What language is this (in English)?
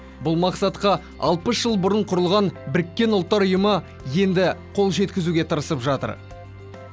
Kazakh